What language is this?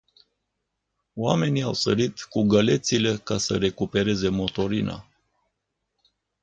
Romanian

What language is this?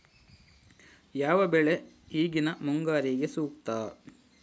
Kannada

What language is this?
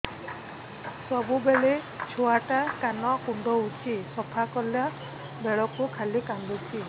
Odia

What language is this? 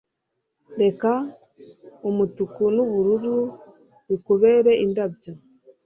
Kinyarwanda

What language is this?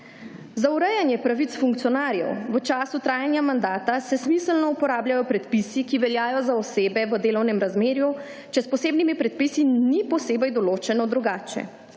Slovenian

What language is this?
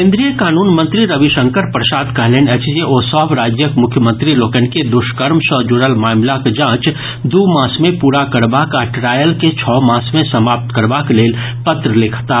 Maithili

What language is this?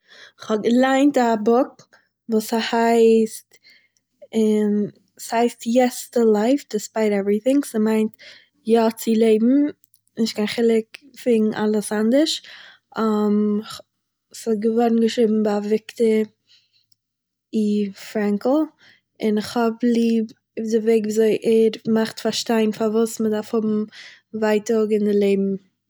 Yiddish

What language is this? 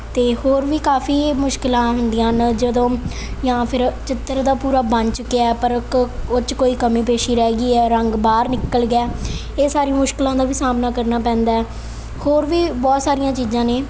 Punjabi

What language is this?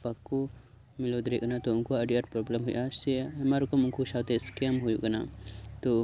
Santali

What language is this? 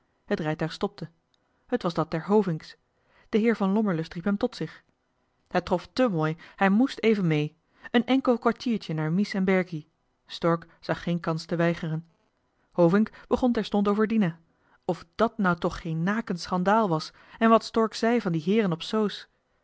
Dutch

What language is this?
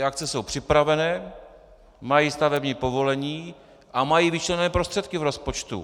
Czech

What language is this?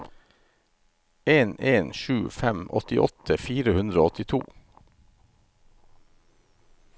Norwegian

